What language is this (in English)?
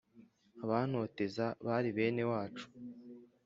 Kinyarwanda